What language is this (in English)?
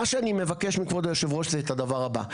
Hebrew